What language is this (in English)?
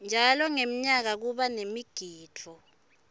Swati